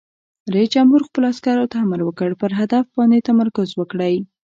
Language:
Pashto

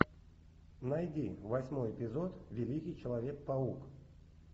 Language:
Russian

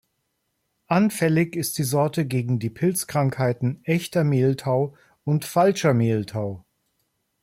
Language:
German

